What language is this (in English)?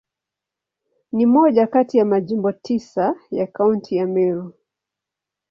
Swahili